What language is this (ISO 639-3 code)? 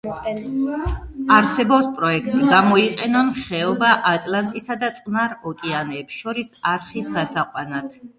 kat